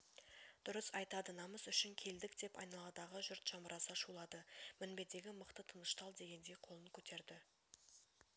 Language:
Kazakh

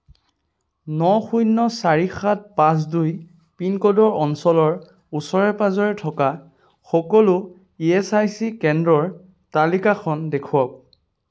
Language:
Assamese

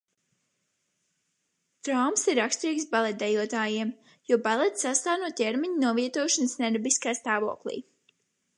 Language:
Latvian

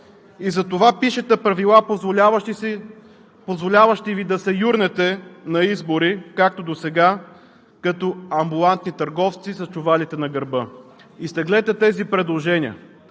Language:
Bulgarian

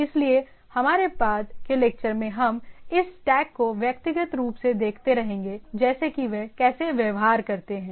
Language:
Hindi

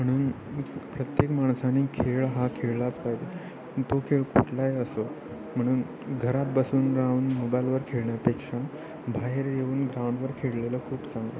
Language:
Marathi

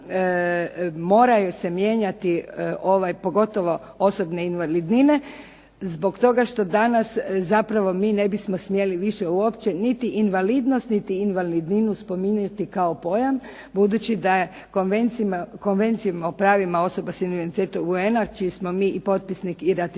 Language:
Croatian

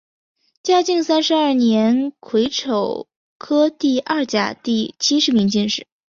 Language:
Chinese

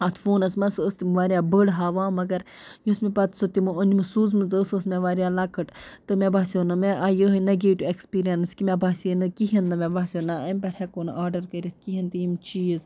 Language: Kashmiri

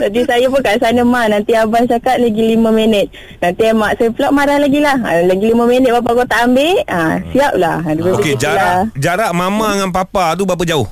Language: Malay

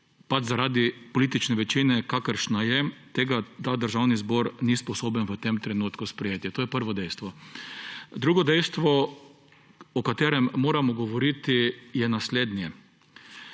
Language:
Slovenian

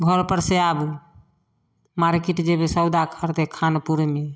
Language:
Maithili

